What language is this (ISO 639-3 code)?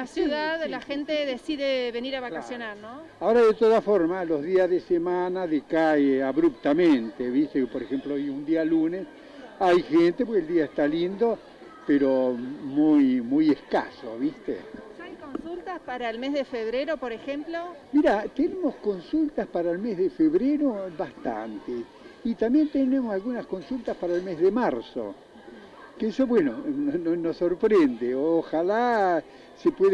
spa